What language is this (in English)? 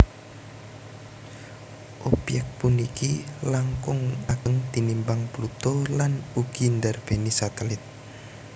Javanese